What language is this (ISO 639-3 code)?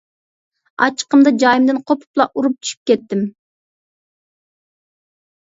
uig